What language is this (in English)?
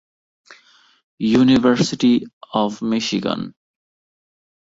Bangla